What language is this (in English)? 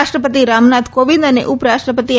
Gujarati